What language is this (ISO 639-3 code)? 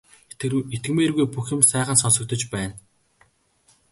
mon